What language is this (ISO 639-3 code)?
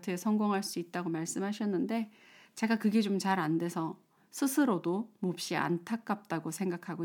kor